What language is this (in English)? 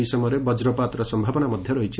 Odia